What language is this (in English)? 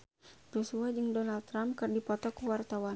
Sundanese